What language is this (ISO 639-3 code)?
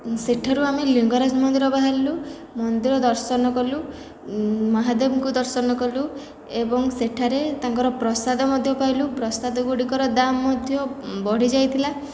ori